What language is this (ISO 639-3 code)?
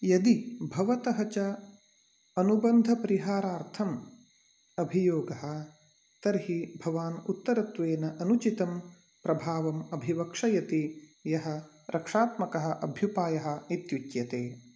san